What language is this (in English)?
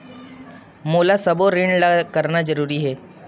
Chhattisgarhi